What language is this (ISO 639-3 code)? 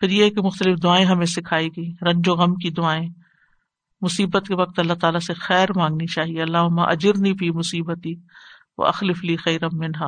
urd